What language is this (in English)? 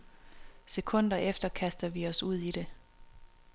Danish